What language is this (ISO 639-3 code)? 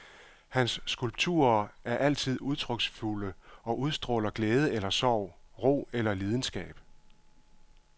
dan